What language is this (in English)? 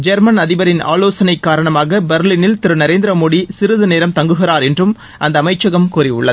Tamil